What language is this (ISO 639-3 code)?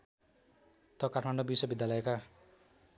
nep